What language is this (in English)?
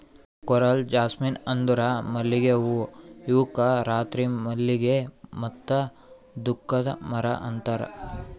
Kannada